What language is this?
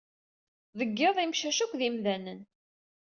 Kabyle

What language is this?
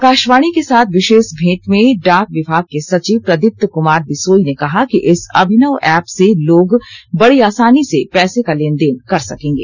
Hindi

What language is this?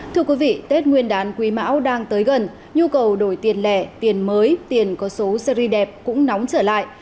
Vietnamese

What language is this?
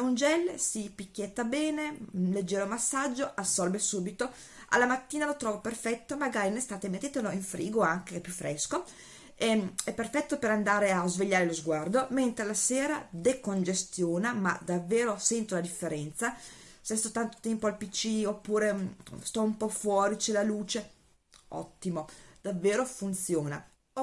Italian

